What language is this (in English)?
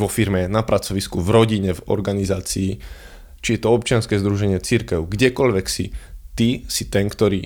Slovak